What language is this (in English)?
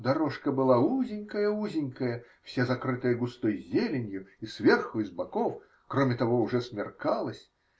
Russian